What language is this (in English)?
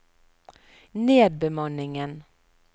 Norwegian